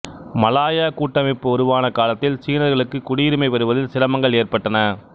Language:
Tamil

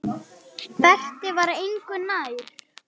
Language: Icelandic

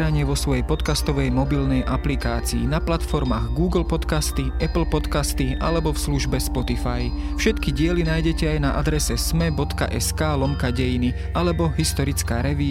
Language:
Slovak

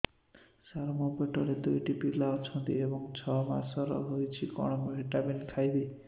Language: Odia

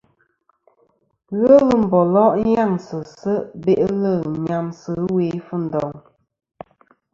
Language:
Kom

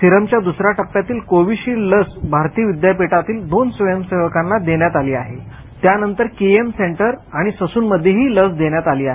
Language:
Marathi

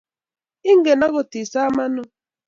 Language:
Kalenjin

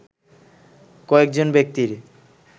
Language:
Bangla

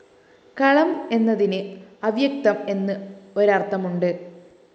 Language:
Malayalam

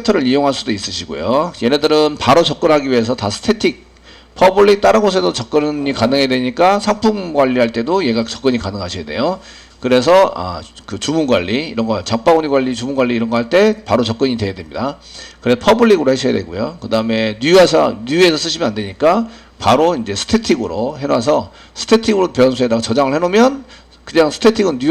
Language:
Korean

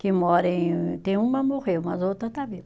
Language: Portuguese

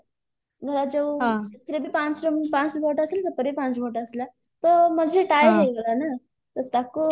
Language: Odia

